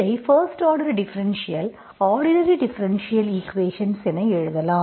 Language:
Tamil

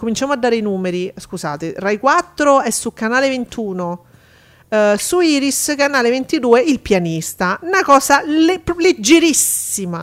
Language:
Italian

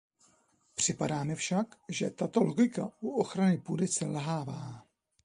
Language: Czech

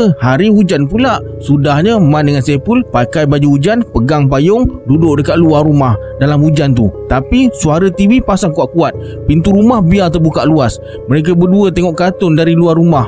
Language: Malay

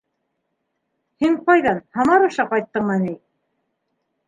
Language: Bashkir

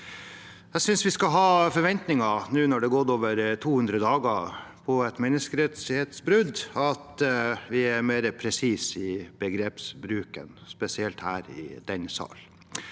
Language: Norwegian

